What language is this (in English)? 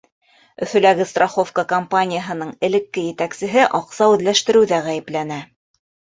Bashkir